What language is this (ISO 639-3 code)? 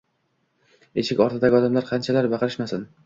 uzb